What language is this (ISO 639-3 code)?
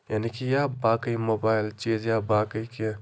kas